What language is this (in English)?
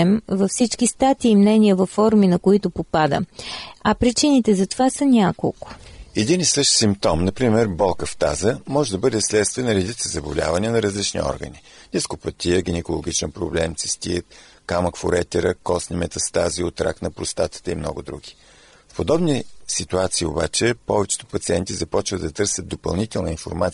Bulgarian